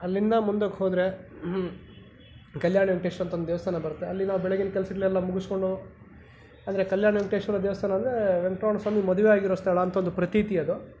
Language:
Kannada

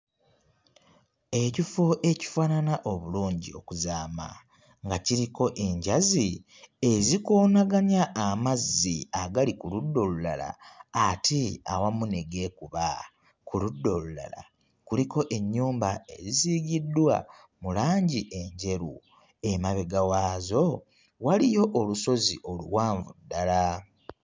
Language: Ganda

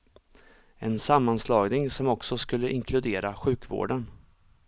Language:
Swedish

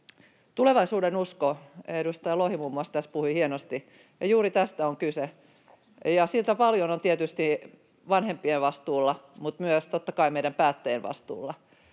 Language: Finnish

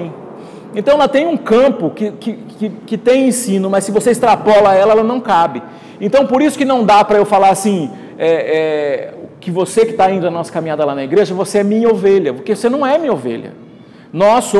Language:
Portuguese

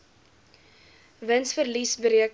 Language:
Afrikaans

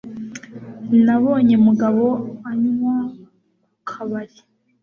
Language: Kinyarwanda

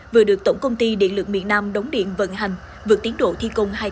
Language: Vietnamese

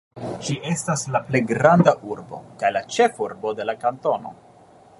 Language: Esperanto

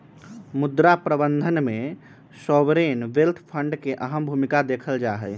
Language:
Magahi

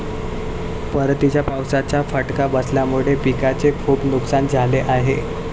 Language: Marathi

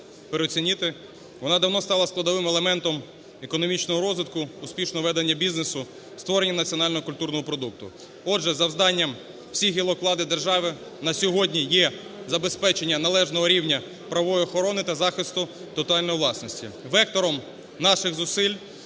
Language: Ukrainian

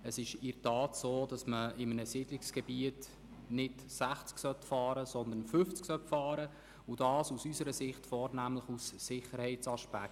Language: Swiss German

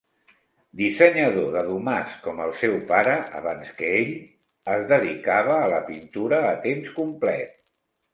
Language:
Catalan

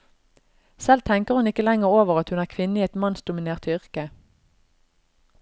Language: Norwegian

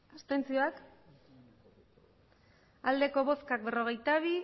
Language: Basque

